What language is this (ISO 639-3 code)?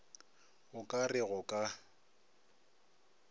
nso